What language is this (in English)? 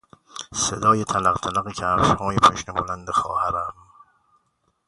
Persian